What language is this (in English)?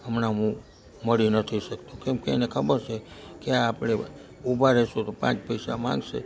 Gujarati